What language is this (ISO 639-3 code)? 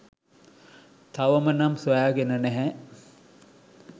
sin